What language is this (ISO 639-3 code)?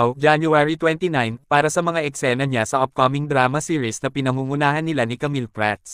fil